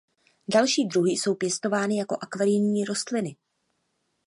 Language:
Czech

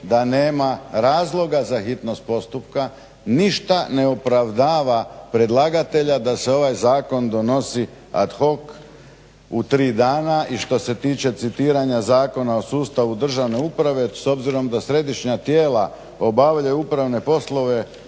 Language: Croatian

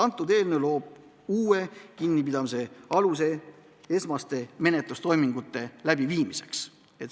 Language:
Estonian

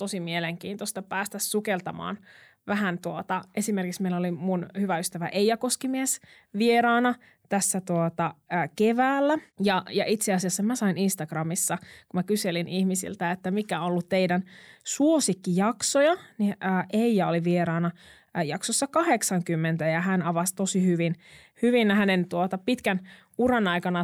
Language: Finnish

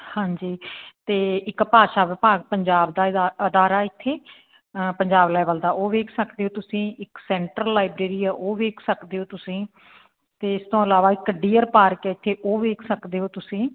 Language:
Punjabi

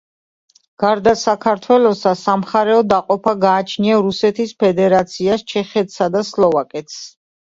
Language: Georgian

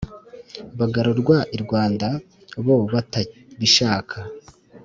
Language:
Kinyarwanda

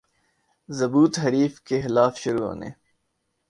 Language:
Urdu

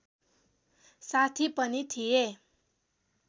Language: Nepali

